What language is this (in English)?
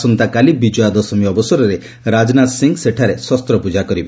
Odia